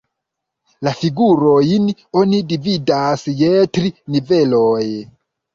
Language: Esperanto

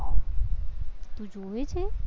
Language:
Gujarati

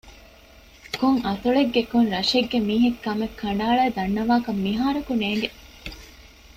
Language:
Divehi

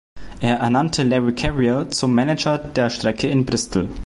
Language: German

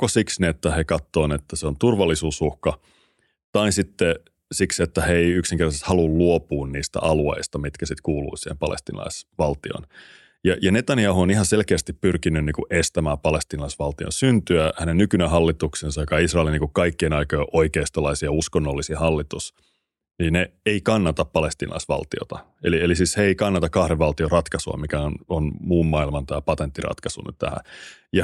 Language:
Finnish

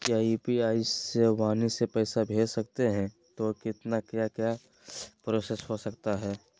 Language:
Magahi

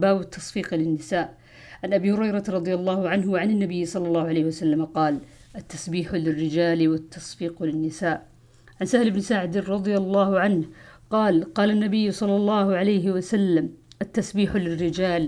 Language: Arabic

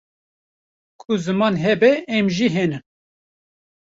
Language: Kurdish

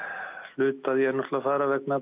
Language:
Icelandic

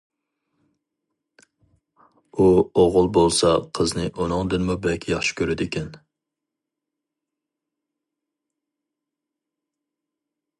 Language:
Uyghur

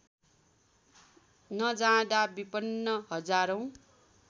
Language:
Nepali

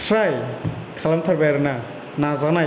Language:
Bodo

